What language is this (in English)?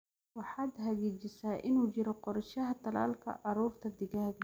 Somali